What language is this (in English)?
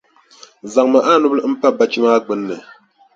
Dagbani